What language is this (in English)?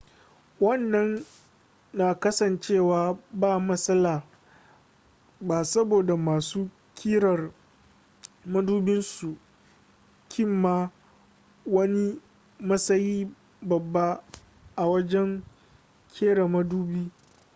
Hausa